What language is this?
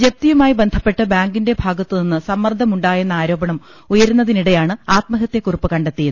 Malayalam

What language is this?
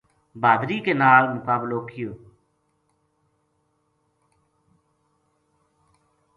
Gujari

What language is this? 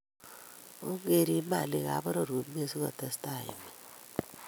Kalenjin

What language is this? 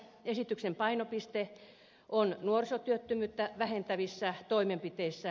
Finnish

